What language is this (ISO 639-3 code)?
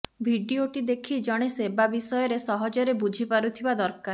ori